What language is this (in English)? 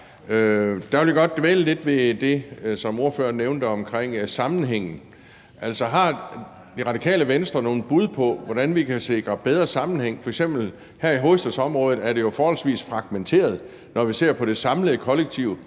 Danish